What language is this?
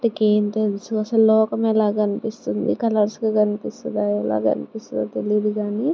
Telugu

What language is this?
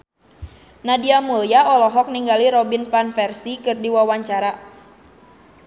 Sundanese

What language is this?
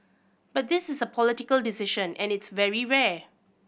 English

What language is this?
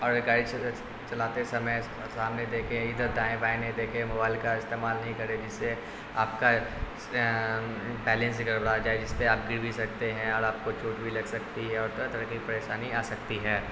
Urdu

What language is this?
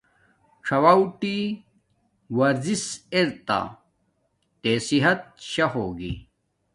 Domaaki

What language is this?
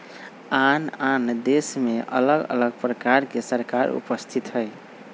Magahi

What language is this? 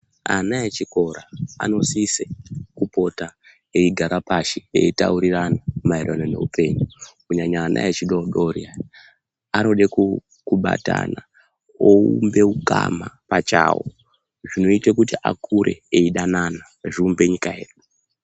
Ndau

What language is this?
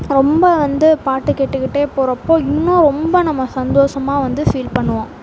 Tamil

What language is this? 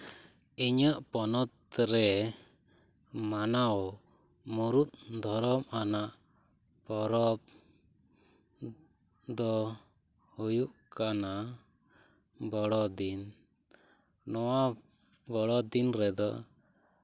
Santali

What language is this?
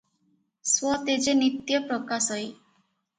Odia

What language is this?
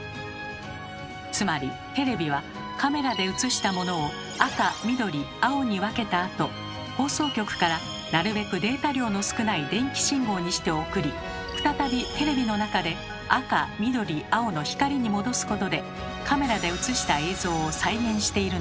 Japanese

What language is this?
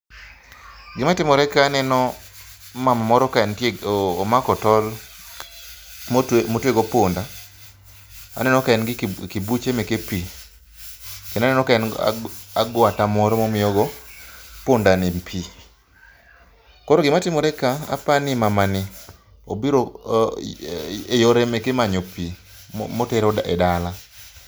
Luo (Kenya and Tanzania)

